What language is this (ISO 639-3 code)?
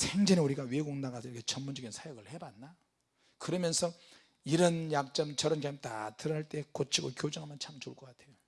kor